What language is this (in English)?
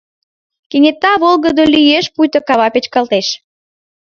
Mari